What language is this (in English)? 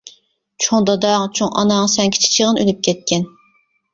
Uyghur